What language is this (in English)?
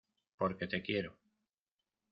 Spanish